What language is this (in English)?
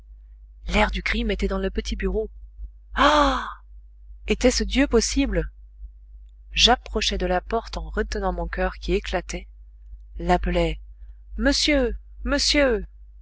French